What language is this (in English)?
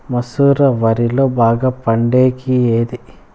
Telugu